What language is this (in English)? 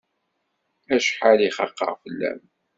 Kabyle